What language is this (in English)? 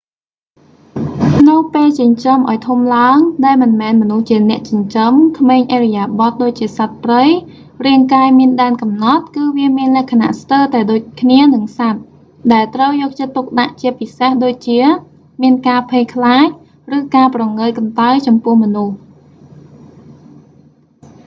Khmer